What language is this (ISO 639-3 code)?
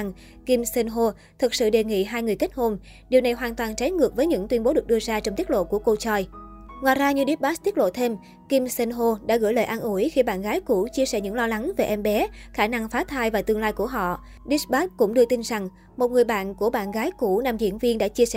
vie